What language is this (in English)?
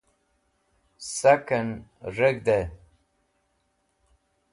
Wakhi